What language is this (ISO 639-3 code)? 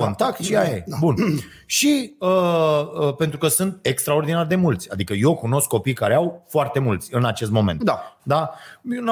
ron